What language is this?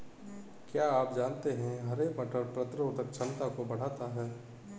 Hindi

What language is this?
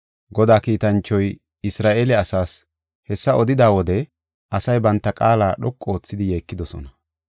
Gofa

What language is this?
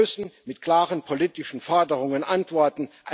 German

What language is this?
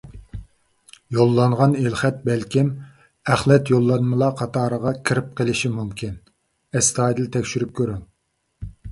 Uyghur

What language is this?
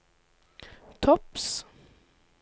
Norwegian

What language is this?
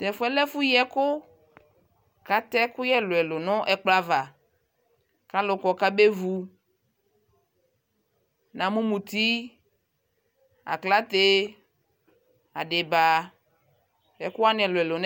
Ikposo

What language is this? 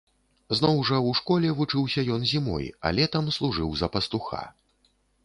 Belarusian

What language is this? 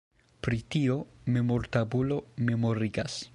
Esperanto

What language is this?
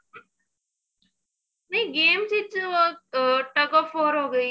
Punjabi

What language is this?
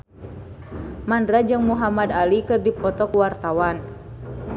Sundanese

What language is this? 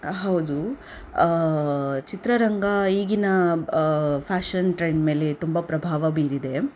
Kannada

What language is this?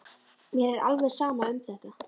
Icelandic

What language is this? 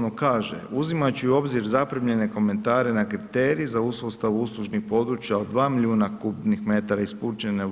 Croatian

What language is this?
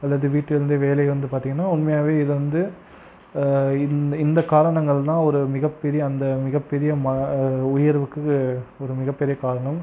Tamil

